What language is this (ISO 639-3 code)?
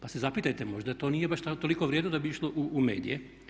hrv